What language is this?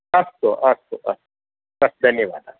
Sanskrit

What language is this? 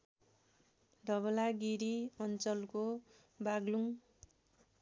Nepali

